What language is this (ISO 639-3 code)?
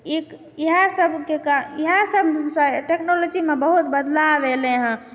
mai